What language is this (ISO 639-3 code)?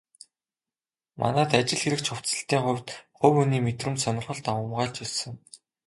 mon